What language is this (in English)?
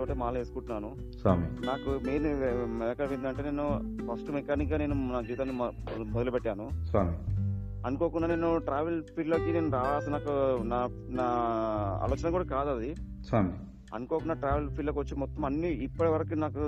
Telugu